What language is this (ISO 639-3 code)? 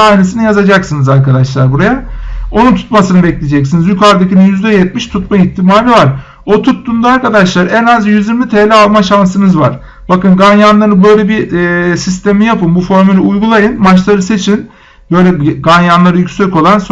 tur